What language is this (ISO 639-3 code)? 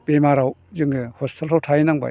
brx